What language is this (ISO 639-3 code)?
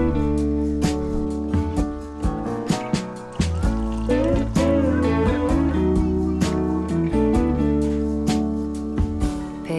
kor